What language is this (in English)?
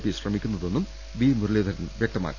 Malayalam